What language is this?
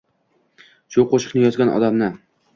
Uzbek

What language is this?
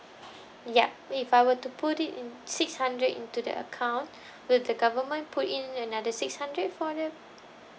English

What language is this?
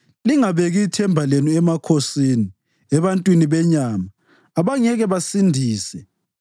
North Ndebele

